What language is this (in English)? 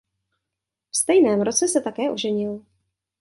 Czech